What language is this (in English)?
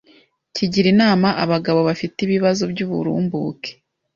Kinyarwanda